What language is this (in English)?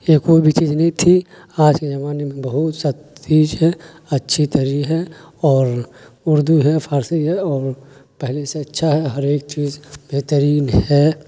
Urdu